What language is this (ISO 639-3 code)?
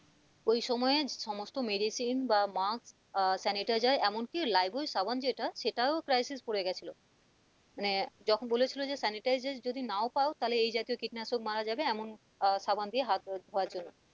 ben